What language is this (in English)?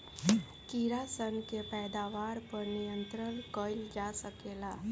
Bhojpuri